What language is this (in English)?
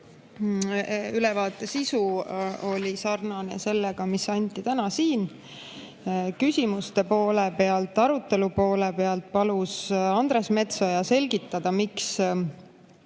Estonian